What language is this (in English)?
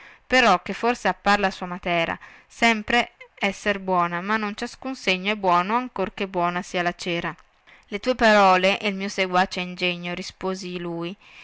Italian